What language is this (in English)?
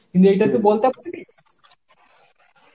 Bangla